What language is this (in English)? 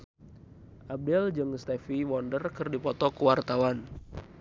Sundanese